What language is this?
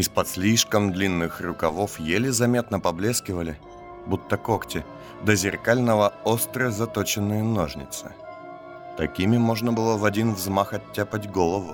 Russian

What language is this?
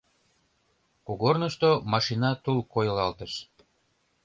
Mari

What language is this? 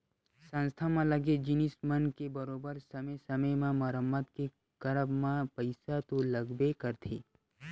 Chhattisgarhi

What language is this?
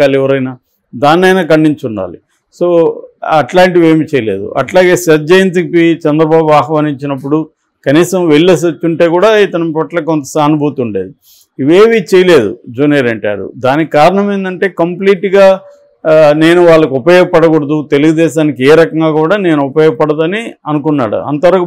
Telugu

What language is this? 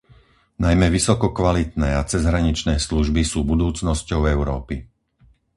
Slovak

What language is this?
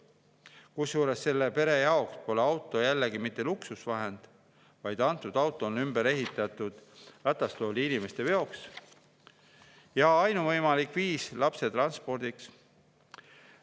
Estonian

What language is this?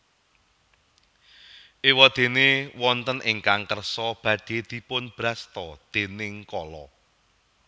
Javanese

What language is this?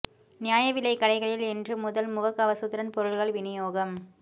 Tamil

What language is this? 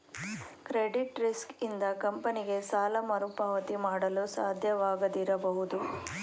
Kannada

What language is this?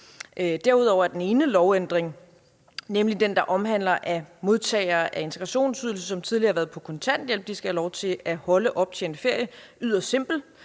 Danish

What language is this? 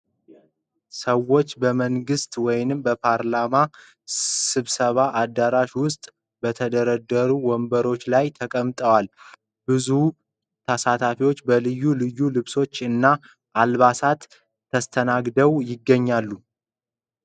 Amharic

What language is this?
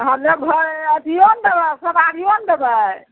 Maithili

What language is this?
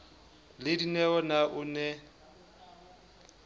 Southern Sotho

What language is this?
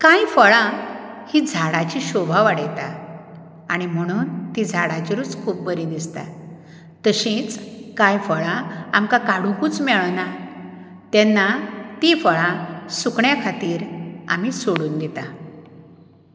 Konkani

